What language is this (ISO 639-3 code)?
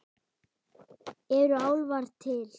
isl